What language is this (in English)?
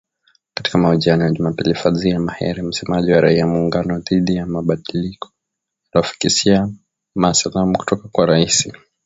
Swahili